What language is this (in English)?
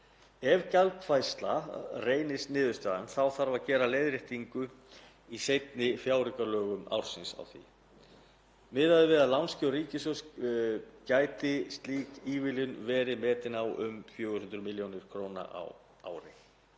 Icelandic